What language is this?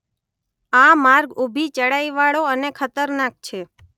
Gujarati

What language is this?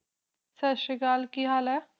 Punjabi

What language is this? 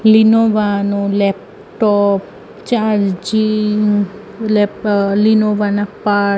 Gujarati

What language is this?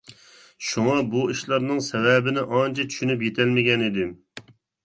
Uyghur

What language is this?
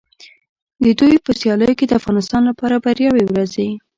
Pashto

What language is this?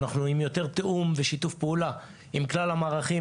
Hebrew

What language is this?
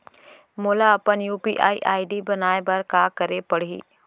Chhattisgarhi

